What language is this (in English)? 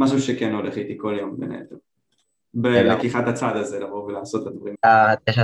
Hebrew